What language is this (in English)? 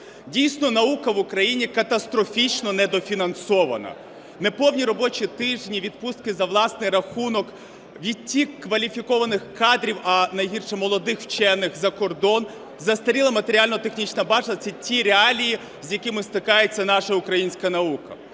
Ukrainian